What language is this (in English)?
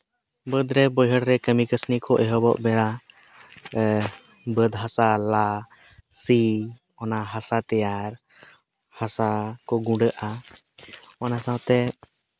Santali